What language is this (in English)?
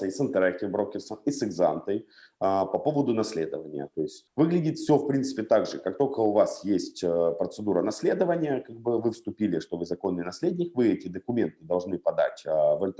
Russian